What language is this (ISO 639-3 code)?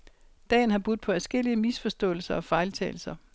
dan